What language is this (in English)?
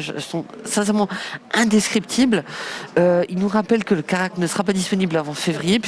French